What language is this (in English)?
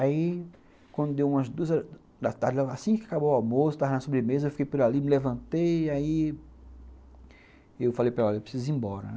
Portuguese